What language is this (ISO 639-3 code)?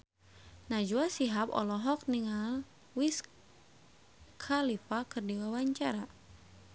sun